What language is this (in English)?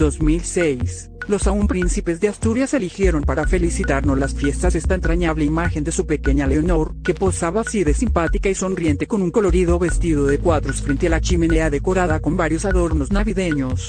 Spanish